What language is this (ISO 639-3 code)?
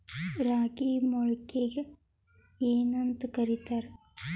kan